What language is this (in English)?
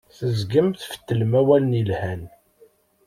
Kabyle